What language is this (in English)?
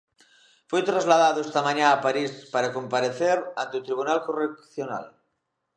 Galician